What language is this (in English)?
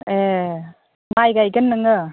Bodo